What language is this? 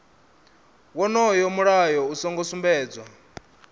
Venda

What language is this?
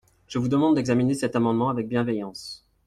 French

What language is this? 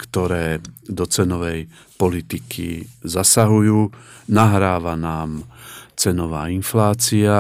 Slovak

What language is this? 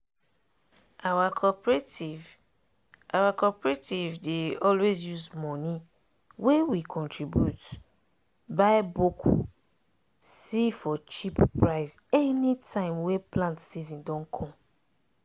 Nigerian Pidgin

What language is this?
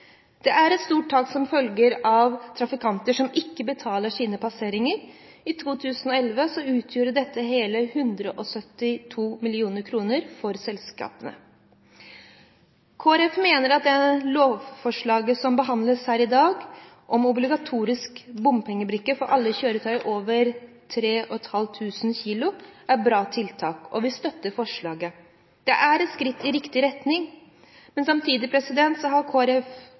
Norwegian Bokmål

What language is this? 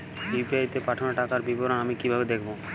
Bangla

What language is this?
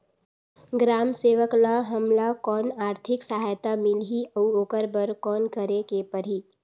Chhattisgarhi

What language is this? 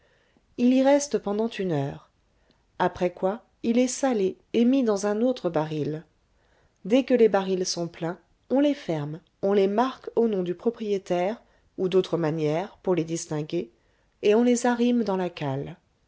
French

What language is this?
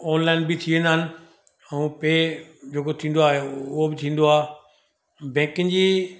Sindhi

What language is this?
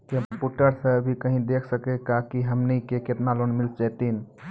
Maithili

